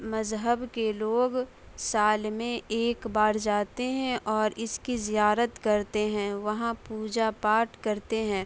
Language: Urdu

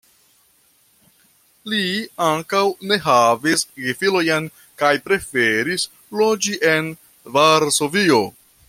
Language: Esperanto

